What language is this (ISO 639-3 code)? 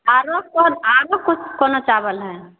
mai